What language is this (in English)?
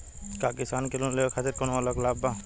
Bhojpuri